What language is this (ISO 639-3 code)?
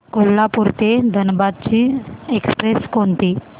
mar